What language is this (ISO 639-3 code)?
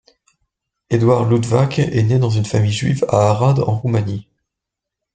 fra